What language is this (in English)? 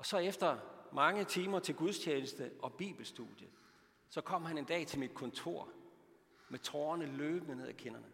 Danish